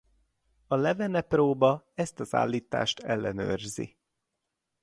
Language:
Hungarian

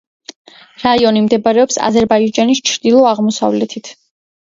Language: Georgian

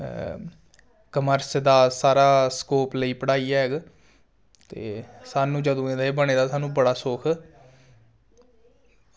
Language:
Dogri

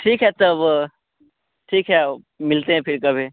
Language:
Hindi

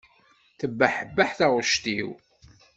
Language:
Kabyle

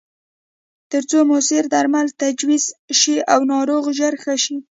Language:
Pashto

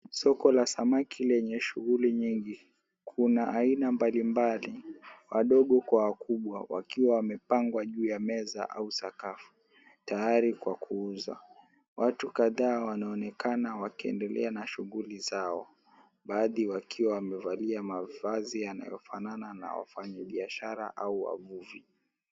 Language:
Swahili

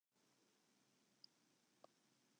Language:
Western Frisian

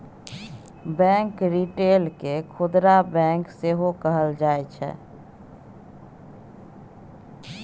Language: Maithili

